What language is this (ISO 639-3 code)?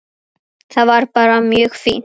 isl